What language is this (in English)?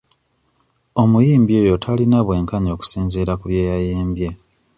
Ganda